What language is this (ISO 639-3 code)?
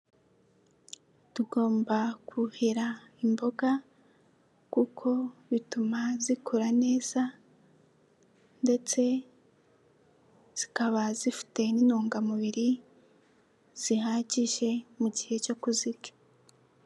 kin